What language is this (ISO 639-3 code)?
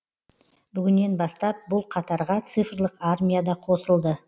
kaz